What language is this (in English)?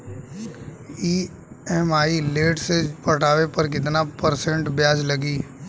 Bhojpuri